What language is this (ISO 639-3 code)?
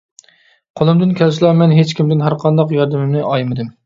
uig